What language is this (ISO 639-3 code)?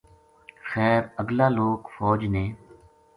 gju